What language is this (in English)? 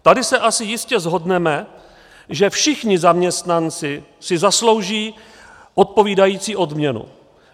Czech